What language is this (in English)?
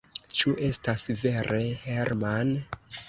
Esperanto